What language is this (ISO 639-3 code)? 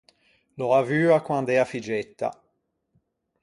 lij